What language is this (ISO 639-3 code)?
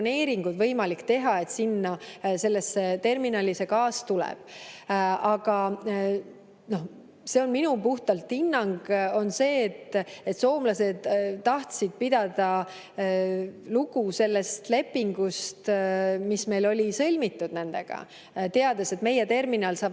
est